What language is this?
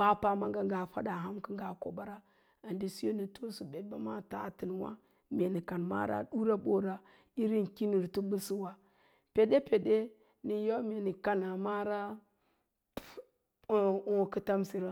Lala-Roba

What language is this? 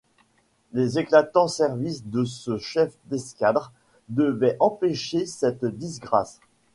French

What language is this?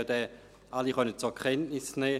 Swiss German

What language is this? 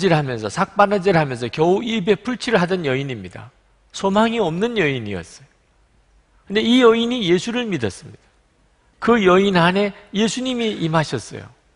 Korean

